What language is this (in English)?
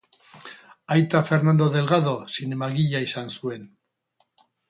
Basque